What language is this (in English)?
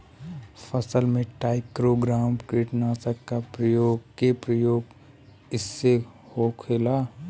Bhojpuri